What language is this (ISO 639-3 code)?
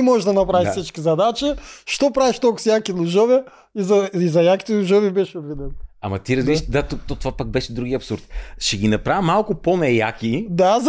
bul